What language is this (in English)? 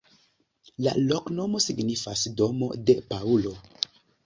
Esperanto